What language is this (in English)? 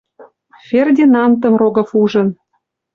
Western Mari